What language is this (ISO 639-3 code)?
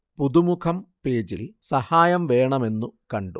mal